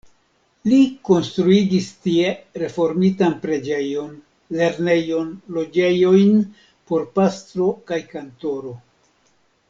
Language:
Esperanto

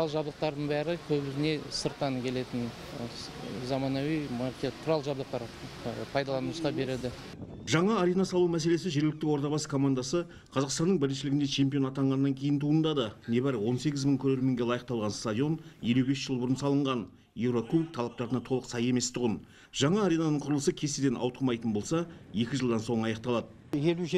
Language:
Russian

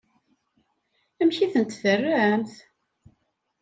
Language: Kabyle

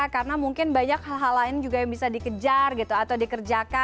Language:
Indonesian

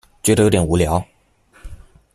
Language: Chinese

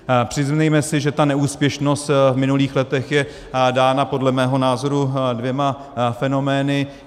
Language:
Czech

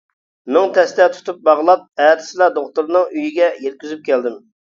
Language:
Uyghur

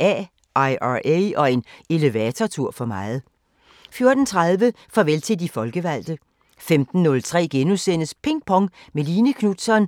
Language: Danish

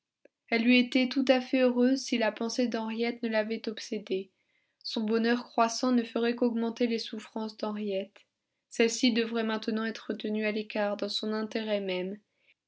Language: French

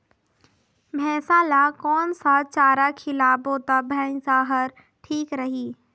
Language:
Chhattisgarhi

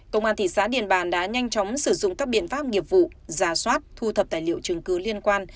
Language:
Vietnamese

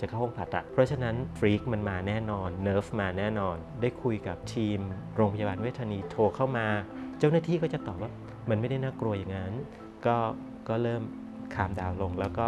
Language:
Thai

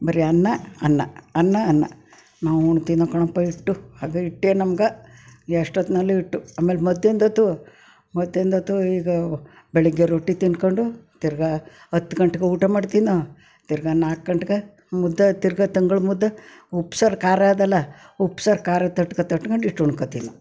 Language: Kannada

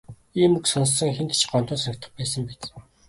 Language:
Mongolian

